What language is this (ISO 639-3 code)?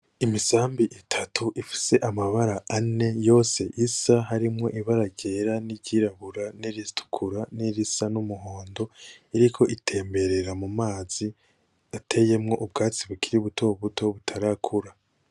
run